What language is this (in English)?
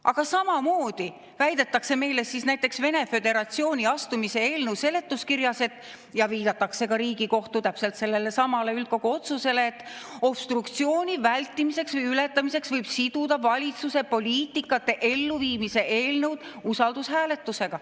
Estonian